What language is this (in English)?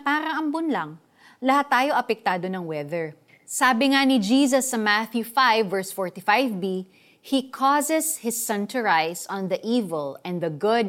Filipino